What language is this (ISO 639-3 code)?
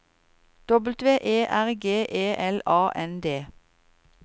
nor